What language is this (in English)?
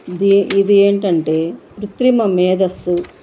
Telugu